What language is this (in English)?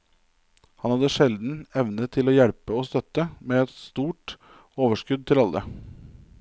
Norwegian